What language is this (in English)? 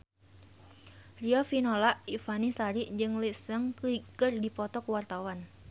Sundanese